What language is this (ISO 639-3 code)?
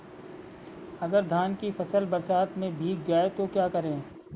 hin